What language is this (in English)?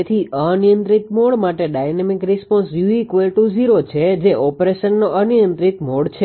Gujarati